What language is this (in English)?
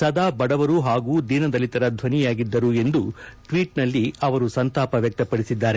Kannada